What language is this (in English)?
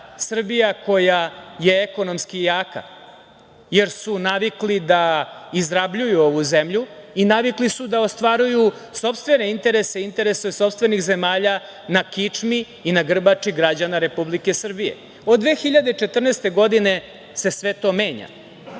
Serbian